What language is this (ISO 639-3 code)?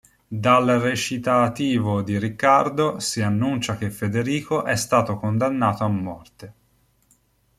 ita